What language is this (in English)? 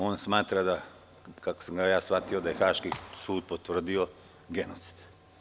Serbian